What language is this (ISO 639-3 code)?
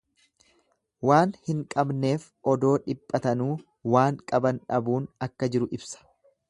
orm